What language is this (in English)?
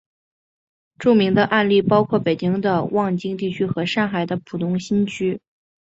Chinese